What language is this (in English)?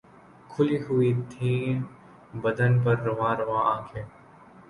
Urdu